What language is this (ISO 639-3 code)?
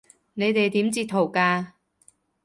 yue